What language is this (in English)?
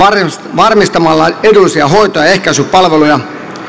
Finnish